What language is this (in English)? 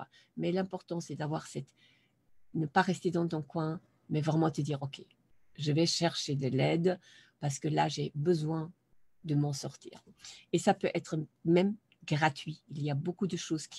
French